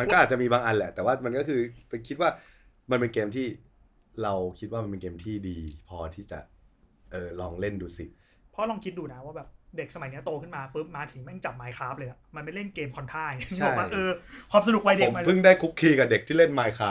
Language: Thai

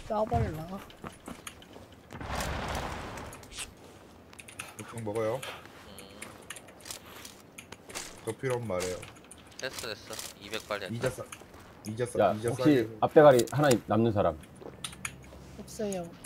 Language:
Korean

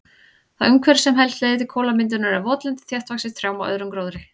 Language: Icelandic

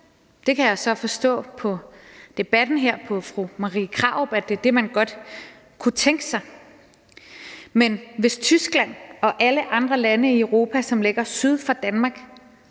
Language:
Danish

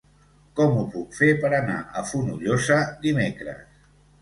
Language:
Catalan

